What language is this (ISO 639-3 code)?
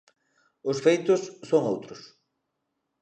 glg